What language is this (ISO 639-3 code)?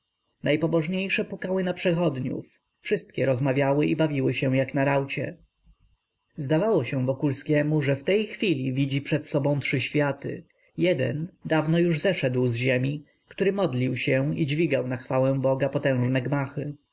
pol